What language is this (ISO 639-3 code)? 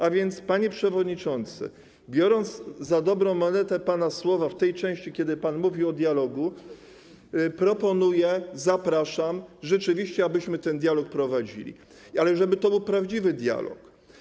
pol